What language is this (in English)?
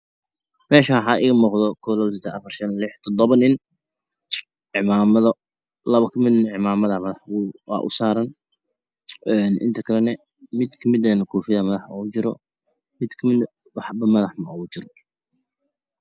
Somali